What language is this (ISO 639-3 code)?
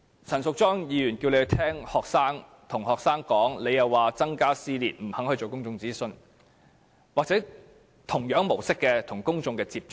yue